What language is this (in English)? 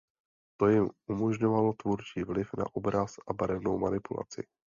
Czech